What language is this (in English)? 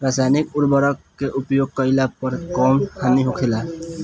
Bhojpuri